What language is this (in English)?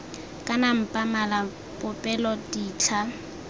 Tswana